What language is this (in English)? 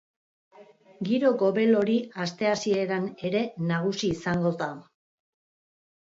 Basque